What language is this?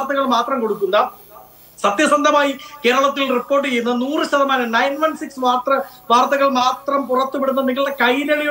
Malayalam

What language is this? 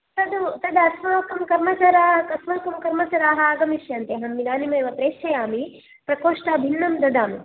Sanskrit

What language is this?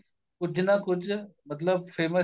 Punjabi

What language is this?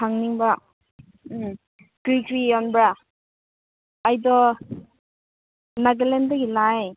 Manipuri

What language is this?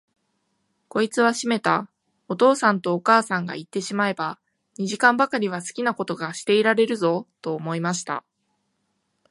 Japanese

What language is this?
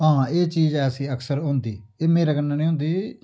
Dogri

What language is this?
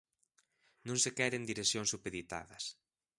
Galician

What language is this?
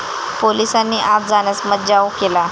Marathi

